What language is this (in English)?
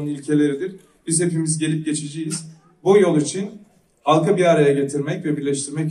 Turkish